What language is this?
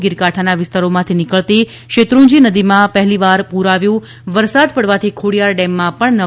Gujarati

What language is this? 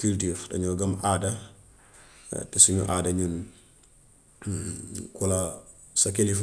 Gambian Wolof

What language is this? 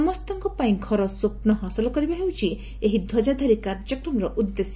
Odia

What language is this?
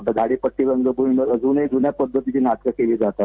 Marathi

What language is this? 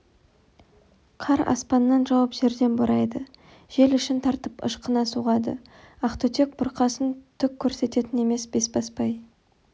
Kazakh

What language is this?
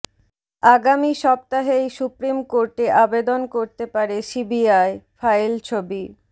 Bangla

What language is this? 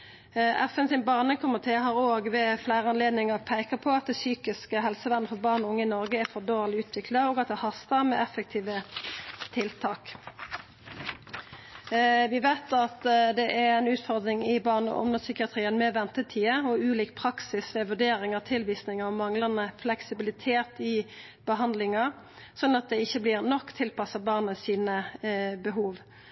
Norwegian Nynorsk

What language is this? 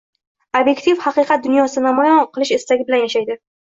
Uzbek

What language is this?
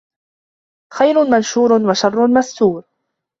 Arabic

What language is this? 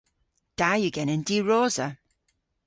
Cornish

